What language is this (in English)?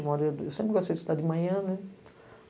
Portuguese